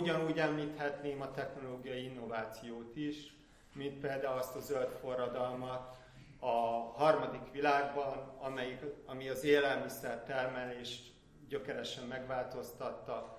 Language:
Hungarian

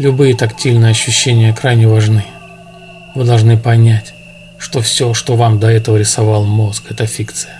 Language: Russian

